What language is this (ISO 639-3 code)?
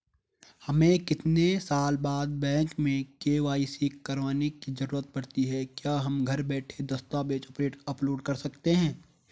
hin